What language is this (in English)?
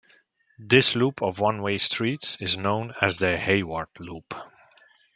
English